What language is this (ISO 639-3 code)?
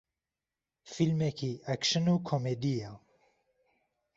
ckb